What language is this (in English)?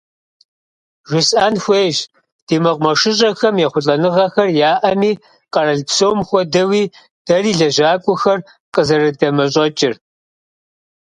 Kabardian